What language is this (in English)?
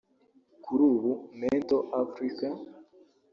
Kinyarwanda